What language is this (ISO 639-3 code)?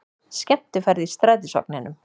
isl